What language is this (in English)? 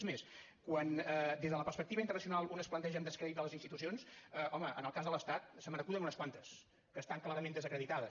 Catalan